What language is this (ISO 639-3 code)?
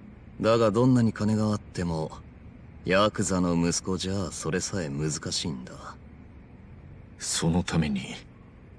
jpn